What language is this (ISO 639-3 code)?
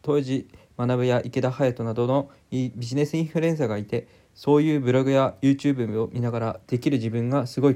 jpn